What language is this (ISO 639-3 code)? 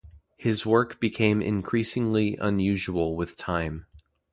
eng